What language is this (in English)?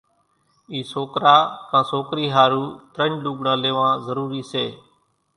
Kachi Koli